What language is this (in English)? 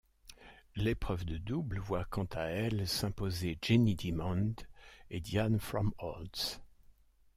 French